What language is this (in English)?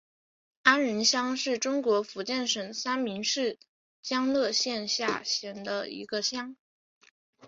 Chinese